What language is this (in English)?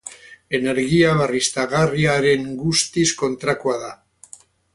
Basque